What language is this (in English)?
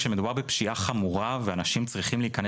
Hebrew